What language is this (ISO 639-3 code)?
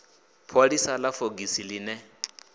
ven